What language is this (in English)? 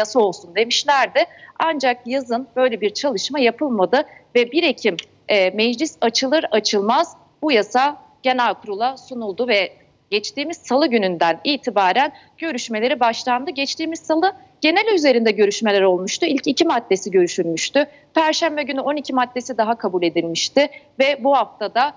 Turkish